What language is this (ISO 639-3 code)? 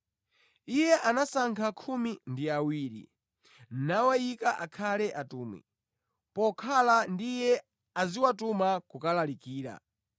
nya